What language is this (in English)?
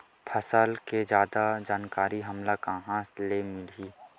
Chhattisgarhi